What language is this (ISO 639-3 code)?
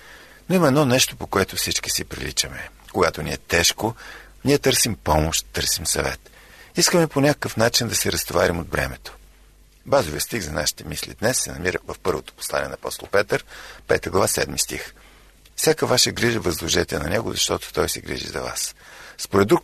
bul